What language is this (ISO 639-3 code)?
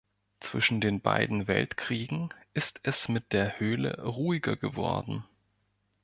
deu